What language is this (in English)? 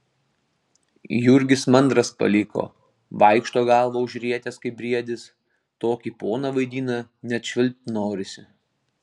Lithuanian